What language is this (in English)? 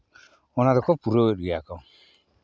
Santali